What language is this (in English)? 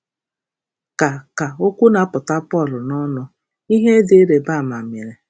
Igbo